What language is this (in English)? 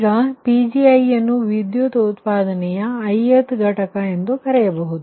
Kannada